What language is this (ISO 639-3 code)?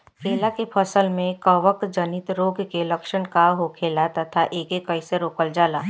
bho